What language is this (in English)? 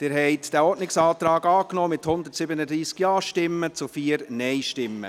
Swiss German